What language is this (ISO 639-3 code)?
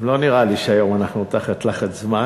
heb